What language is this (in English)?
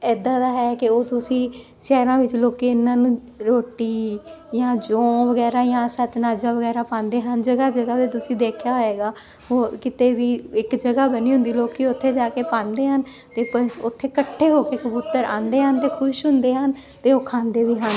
Punjabi